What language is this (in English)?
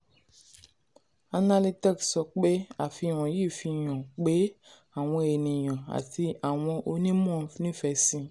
Yoruba